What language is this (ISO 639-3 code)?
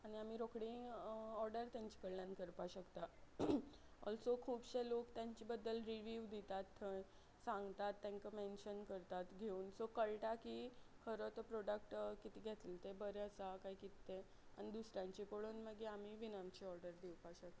kok